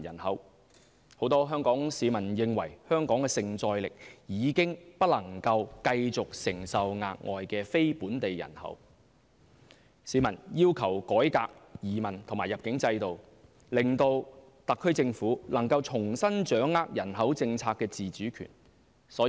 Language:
Cantonese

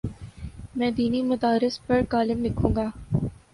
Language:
Urdu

